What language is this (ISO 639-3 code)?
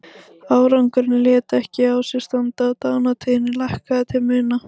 isl